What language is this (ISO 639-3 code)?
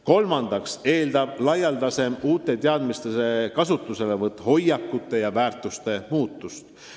est